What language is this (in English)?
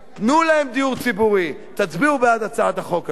Hebrew